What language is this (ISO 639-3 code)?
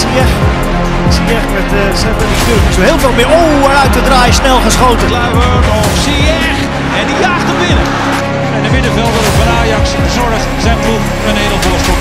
nld